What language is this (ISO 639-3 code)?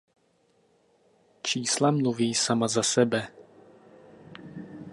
ces